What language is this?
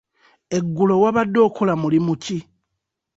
Ganda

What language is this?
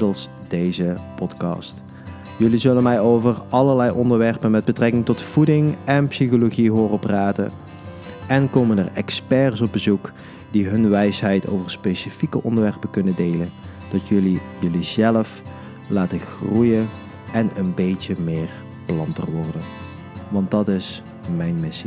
Dutch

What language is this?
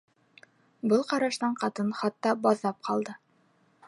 Bashkir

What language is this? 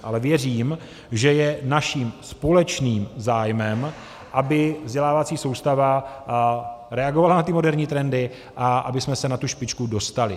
Czech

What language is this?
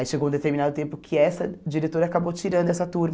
Portuguese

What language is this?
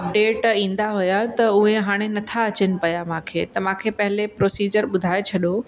Sindhi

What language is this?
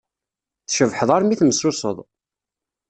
Kabyle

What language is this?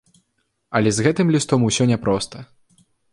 Belarusian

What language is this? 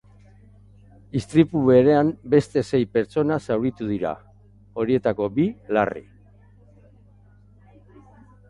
Basque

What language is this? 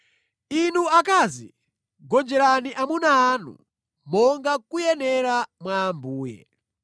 Nyanja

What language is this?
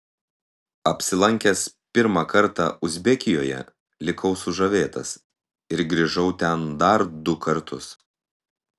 Lithuanian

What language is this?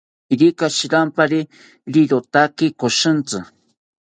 South Ucayali Ashéninka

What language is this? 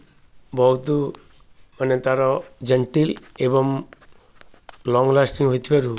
Odia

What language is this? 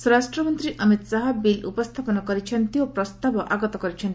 Odia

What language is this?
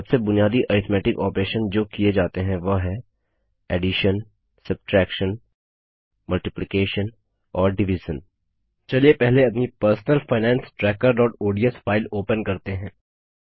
Hindi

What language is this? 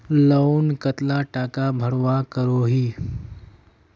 Magahi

